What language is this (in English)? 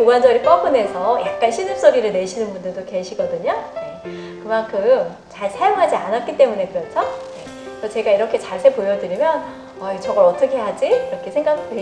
Korean